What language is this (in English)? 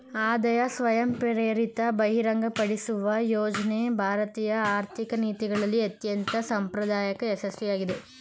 Kannada